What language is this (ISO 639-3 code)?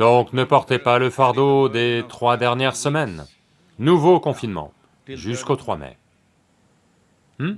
fra